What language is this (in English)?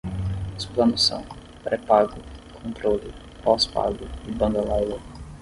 Portuguese